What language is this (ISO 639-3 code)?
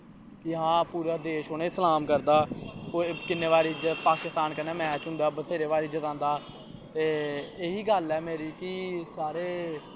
doi